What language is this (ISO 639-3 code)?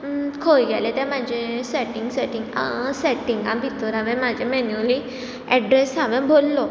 kok